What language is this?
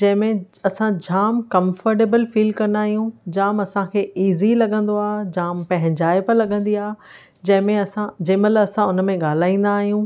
Sindhi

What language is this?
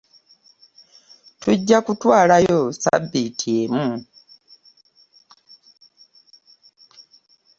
Ganda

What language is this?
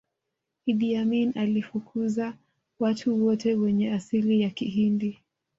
Swahili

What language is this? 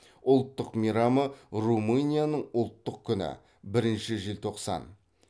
Kazakh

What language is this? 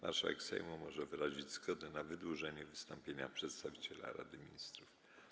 Polish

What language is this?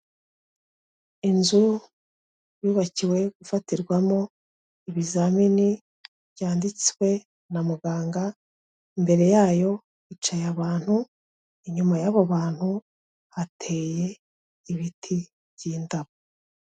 Kinyarwanda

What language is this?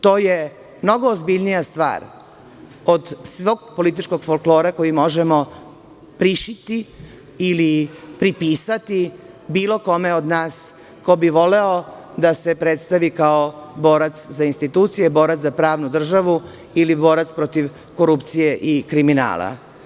Serbian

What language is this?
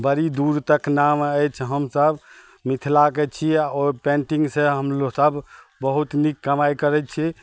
Maithili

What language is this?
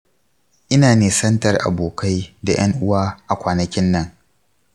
Hausa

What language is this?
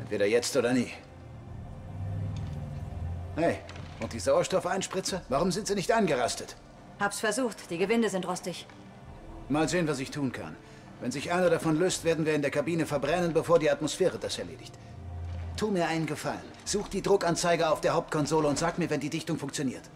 German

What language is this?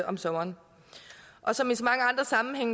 Danish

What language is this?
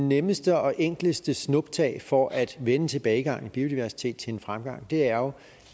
Danish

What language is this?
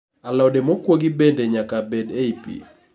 Luo (Kenya and Tanzania)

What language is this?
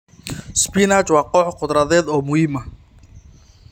Somali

